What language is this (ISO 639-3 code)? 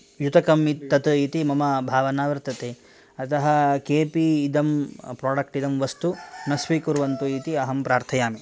san